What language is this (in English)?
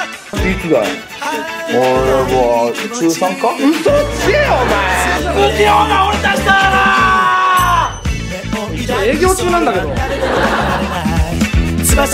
Japanese